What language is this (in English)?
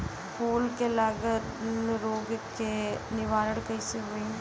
Bhojpuri